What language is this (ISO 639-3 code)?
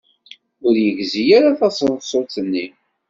kab